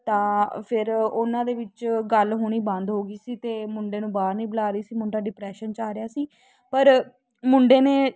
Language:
Punjabi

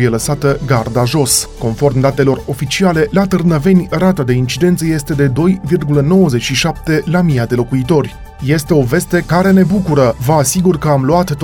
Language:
Romanian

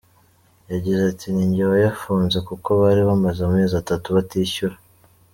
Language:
Kinyarwanda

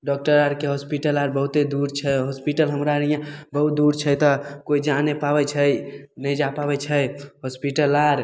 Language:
Maithili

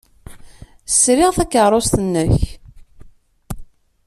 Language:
Kabyle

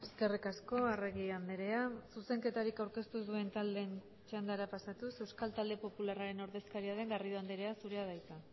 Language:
Basque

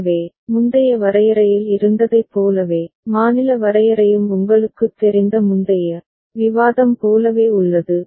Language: Tamil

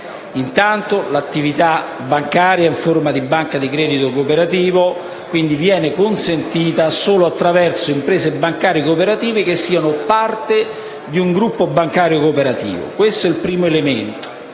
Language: Italian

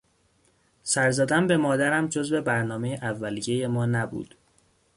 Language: Persian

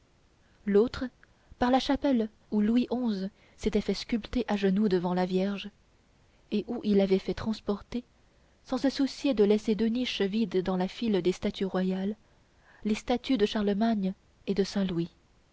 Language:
French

